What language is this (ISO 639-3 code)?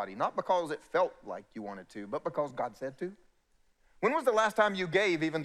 eng